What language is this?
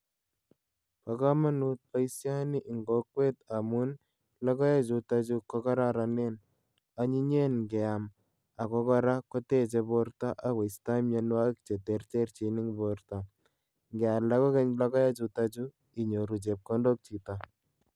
Kalenjin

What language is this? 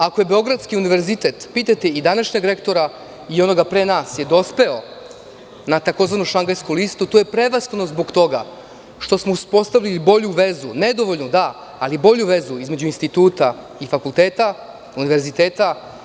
Serbian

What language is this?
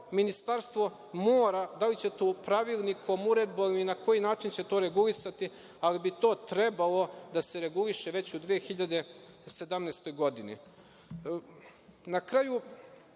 Serbian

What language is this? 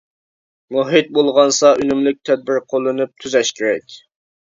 Uyghur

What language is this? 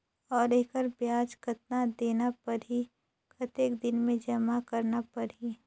Chhattisgarhi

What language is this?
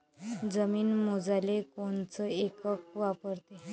Marathi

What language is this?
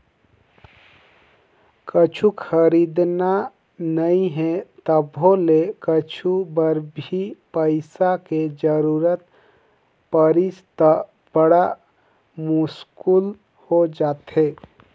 Chhattisgarhi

